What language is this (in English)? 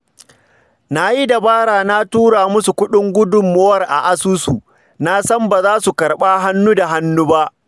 Hausa